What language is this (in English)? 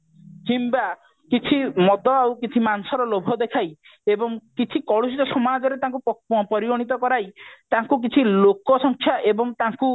Odia